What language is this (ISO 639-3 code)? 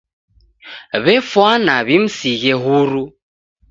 dav